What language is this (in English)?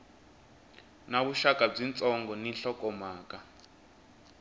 Tsonga